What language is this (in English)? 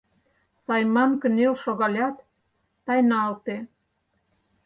Mari